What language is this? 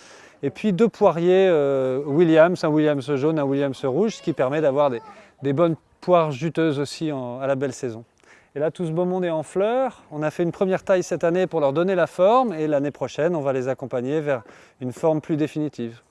French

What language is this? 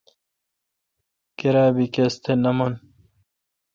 Kalkoti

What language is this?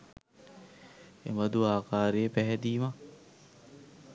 Sinhala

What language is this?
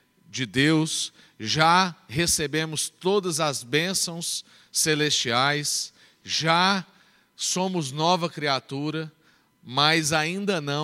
Portuguese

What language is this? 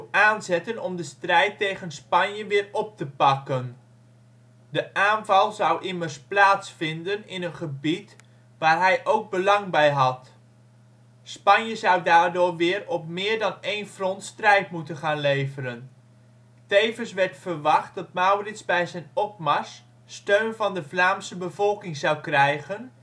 Dutch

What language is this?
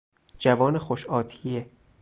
Persian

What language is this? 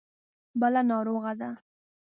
Pashto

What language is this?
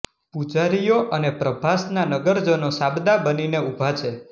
Gujarati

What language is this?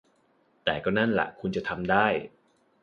Thai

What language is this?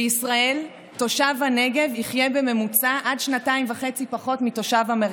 Hebrew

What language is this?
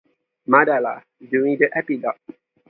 English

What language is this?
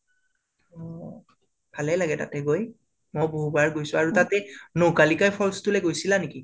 Assamese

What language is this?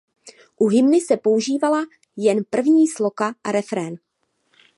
Czech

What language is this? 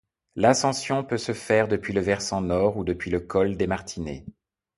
French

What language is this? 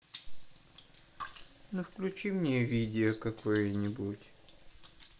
Russian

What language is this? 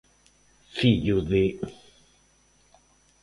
Galician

